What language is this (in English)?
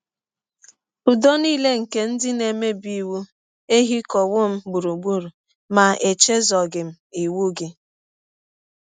Igbo